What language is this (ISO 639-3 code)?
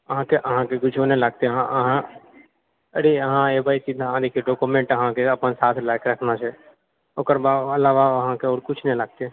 mai